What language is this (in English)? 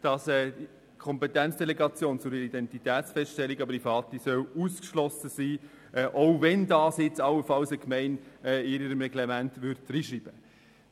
Swiss German